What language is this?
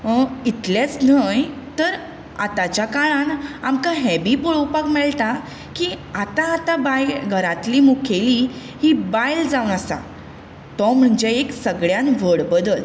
Konkani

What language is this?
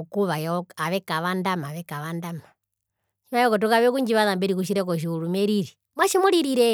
Herero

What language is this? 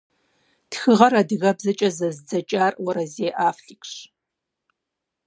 Kabardian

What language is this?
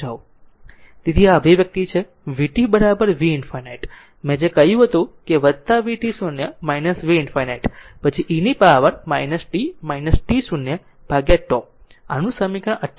Gujarati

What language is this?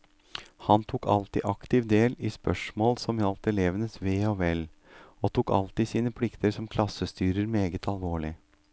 Norwegian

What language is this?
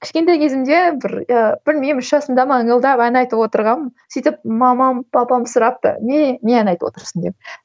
Kazakh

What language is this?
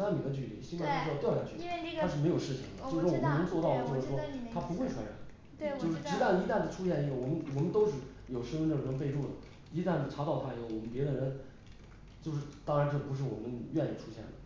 Chinese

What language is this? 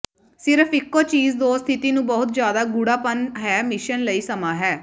Punjabi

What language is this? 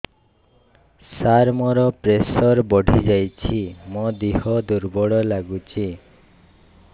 Odia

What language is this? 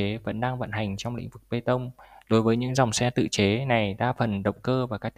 Vietnamese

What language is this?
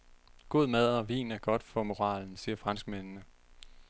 Danish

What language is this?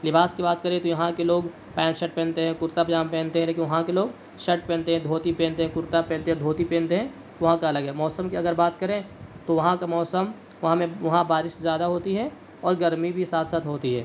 Urdu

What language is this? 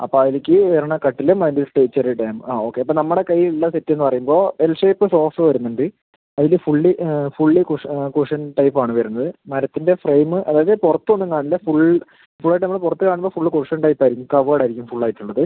Malayalam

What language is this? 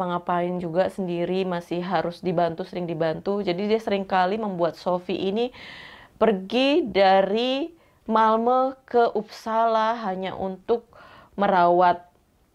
Indonesian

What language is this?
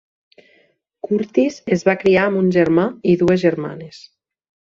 Catalan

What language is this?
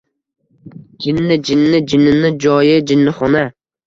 Uzbek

